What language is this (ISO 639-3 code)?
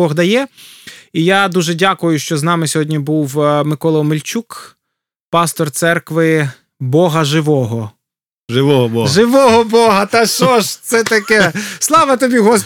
ukr